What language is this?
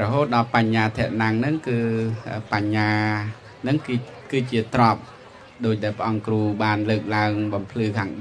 Vietnamese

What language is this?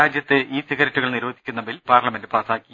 Malayalam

